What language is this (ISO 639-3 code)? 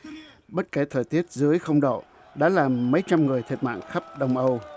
vie